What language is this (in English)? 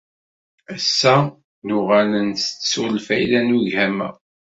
Kabyle